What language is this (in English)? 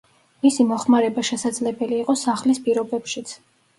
Georgian